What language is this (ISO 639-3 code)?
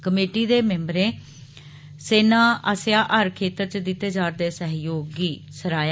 doi